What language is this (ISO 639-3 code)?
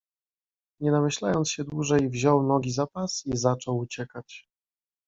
pol